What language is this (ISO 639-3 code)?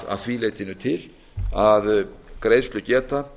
isl